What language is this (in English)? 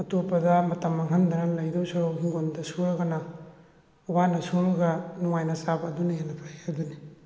Manipuri